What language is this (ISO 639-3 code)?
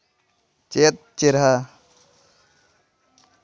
sat